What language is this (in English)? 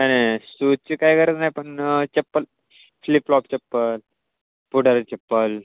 Marathi